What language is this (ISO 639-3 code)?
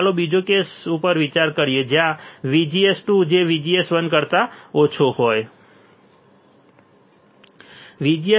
guj